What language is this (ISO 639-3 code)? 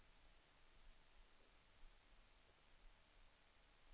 swe